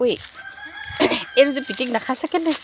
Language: Assamese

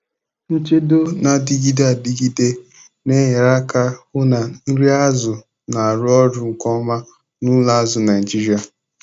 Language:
Igbo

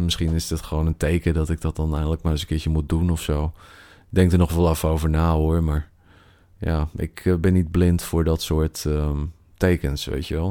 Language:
Dutch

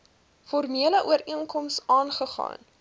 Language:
Afrikaans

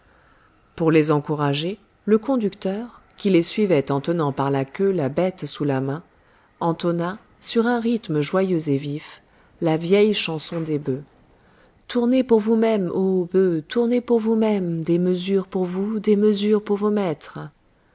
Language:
French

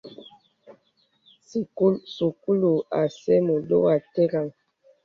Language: Bebele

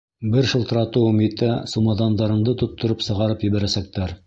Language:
Bashkir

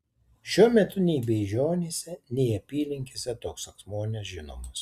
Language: Lithuanian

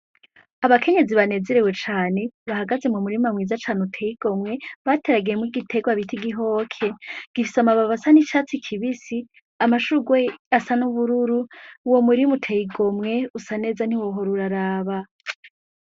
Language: Rundi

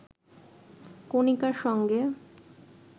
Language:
Bangla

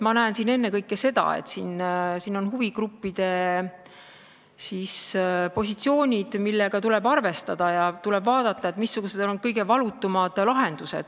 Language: Estonian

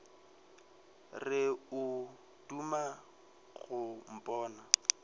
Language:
Northern Sotho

